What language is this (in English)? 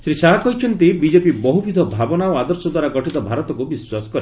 Odia